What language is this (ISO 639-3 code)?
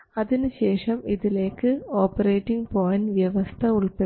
mal